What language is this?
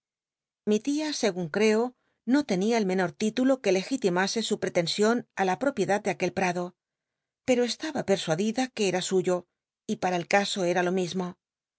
Spanish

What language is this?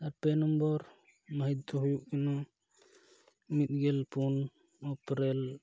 Santali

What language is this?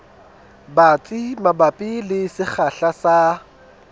Southern Sotho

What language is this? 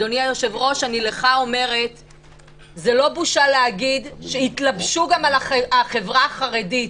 Hebrew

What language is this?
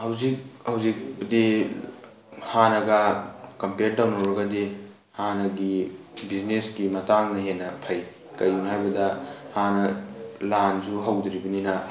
Manipuri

